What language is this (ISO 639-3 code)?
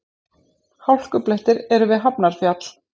isl